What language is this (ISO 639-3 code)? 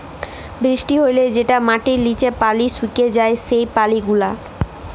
ben